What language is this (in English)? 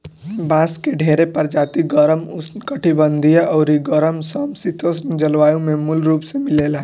Bhojpuri